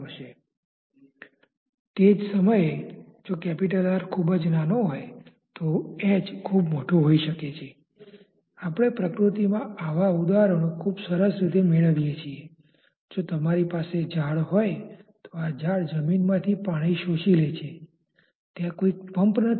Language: Gujarati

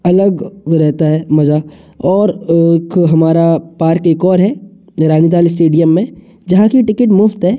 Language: Hindi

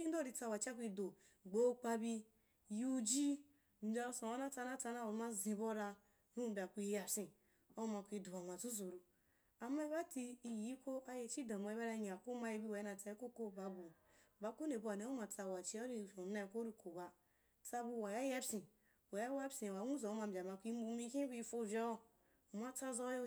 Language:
Wapan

